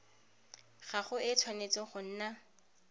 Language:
Tswana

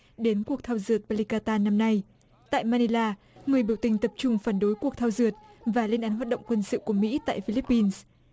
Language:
Vietnamese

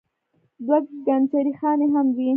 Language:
Pashto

